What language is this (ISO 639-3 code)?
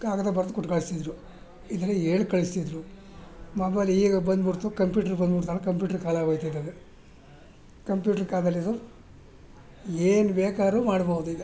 kan